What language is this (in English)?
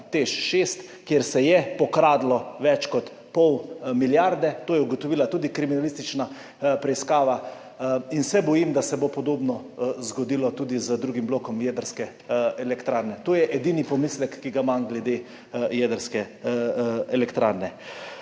Slovenian